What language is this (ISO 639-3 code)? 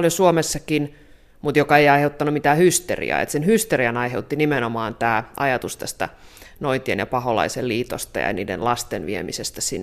fin